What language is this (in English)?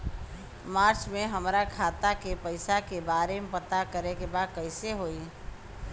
Bhojpuri